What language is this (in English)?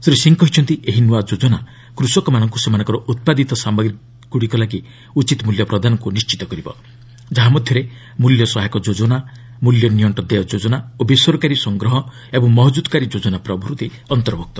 Odia